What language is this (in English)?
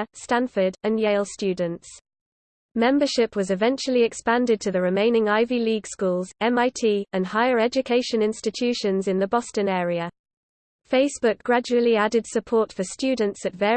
English